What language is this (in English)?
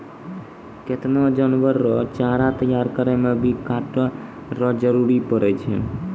Maithili